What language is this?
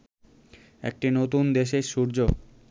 Bangla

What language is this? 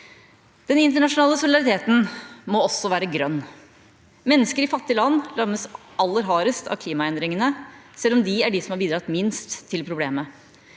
Norwegian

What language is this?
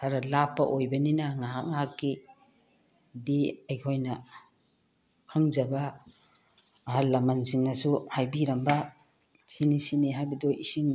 Manipuri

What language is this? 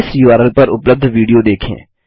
Hindi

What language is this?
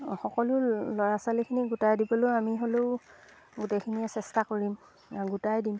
Assamese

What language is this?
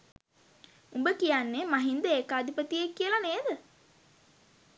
Sinhala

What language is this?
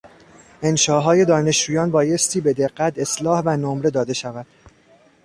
Persian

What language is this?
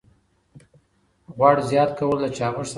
Pashto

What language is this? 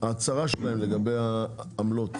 Hebrew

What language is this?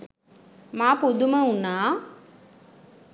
Sinhala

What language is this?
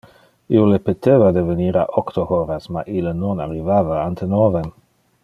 Interlingua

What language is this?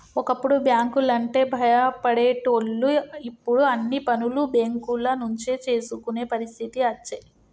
Telugu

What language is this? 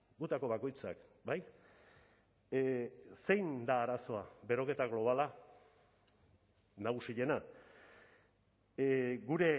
Basque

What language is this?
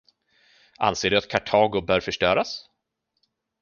Swedish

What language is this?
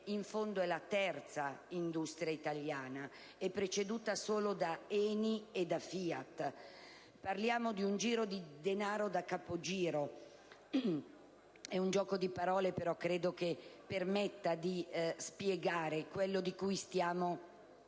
Italian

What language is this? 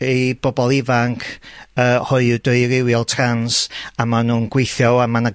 Welsh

